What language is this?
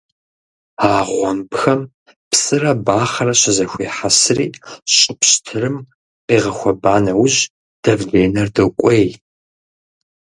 Kabardian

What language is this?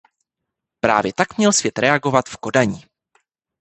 Czech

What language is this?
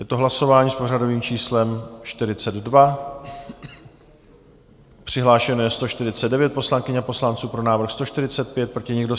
Czech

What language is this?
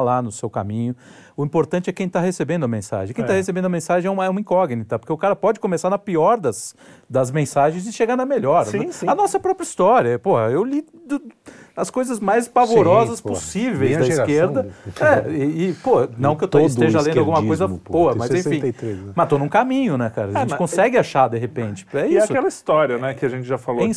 Portuguese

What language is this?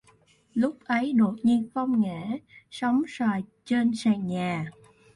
Vietnamese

